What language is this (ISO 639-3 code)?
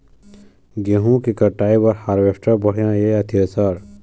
hne